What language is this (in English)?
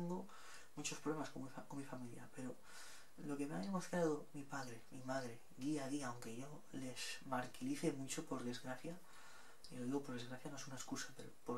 Spanish